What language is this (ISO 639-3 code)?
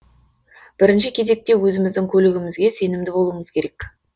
kaz